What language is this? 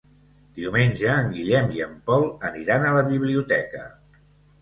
Catalan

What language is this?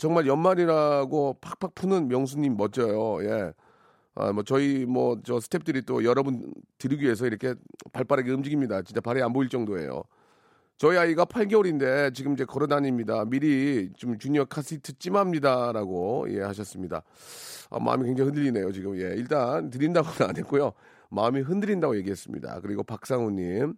Korean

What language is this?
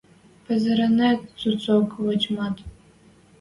Western Mari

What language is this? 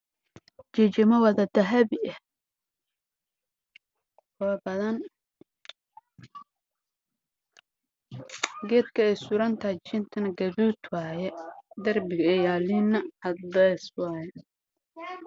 Somali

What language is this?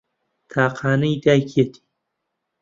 Central Kurdish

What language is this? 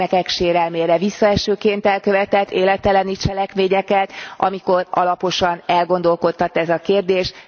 Hungarian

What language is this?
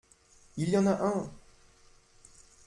French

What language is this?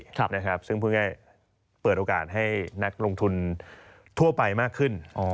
Thai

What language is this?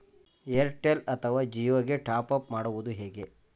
Kannada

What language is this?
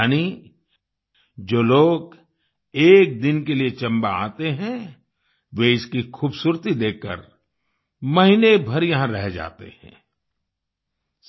Hindi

